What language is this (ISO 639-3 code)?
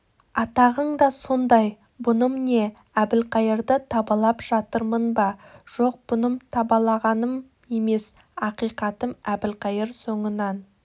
kaz